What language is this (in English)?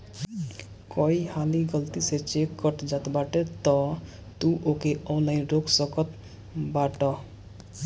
Bhojpuri